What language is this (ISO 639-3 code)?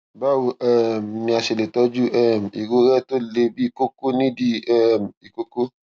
yor